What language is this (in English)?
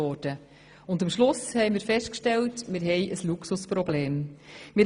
Swiss German